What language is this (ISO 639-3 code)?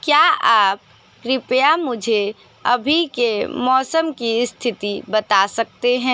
hin